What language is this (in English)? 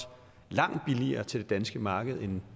Danish